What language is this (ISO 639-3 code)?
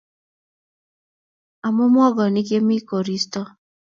kln